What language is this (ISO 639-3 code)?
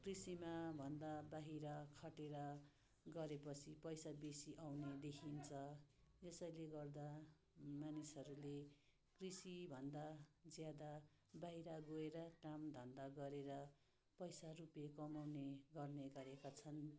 nep